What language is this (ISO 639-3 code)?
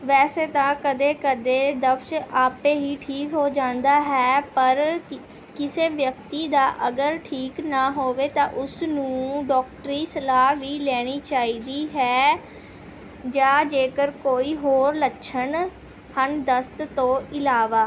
pan